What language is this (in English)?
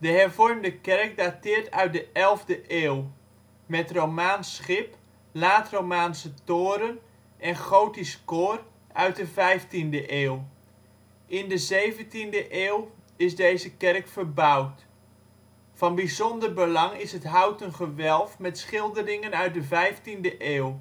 Dutch